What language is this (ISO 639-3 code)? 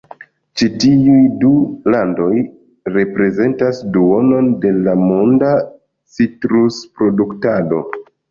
epo